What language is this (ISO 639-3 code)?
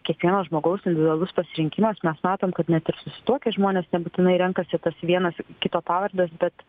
lit